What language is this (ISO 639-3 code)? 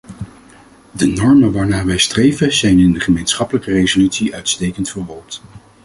nld